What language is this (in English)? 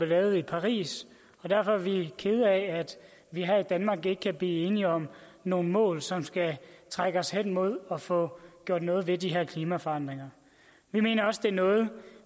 Danish